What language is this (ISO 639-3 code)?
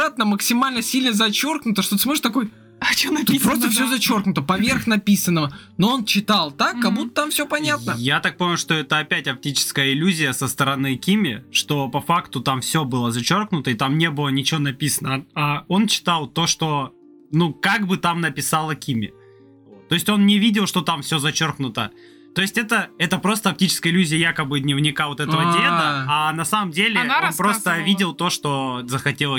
rus